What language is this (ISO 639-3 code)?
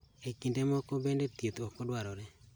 luo